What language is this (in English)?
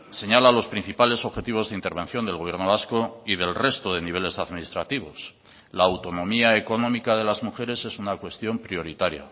Spanish